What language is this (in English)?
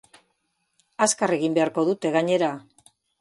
Basque